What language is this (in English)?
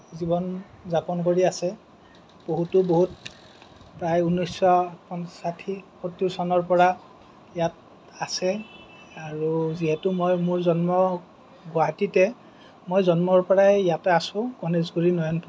Assamese